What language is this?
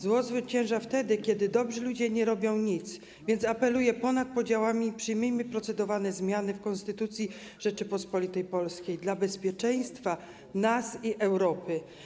Polish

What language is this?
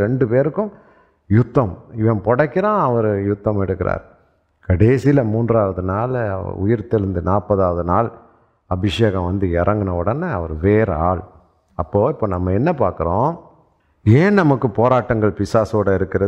Tamil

